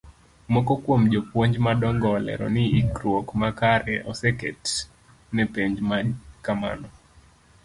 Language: Luo (Kenya and Tanzania)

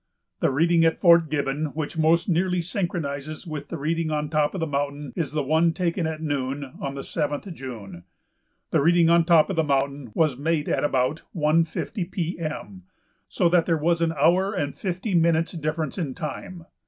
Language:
English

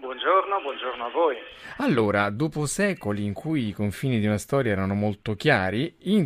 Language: Italian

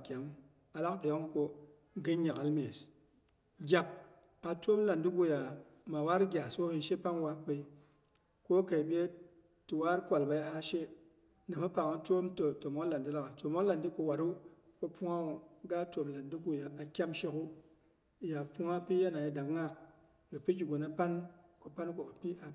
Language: Boghom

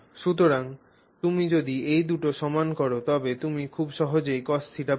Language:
Bangla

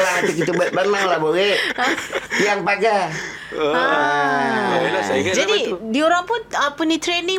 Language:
Malay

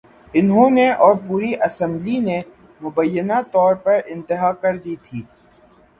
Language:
Urdu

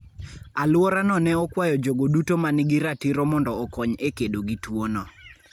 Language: Luo (Kenya and Tanzania)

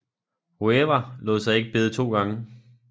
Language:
Danish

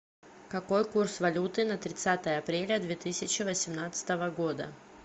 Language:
Russian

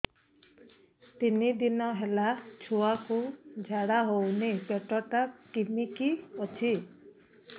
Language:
Odia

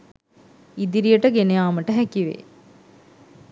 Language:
Sinhala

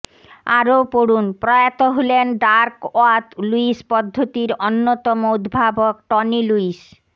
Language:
Bangla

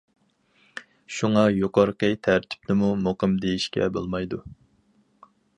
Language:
Uyghur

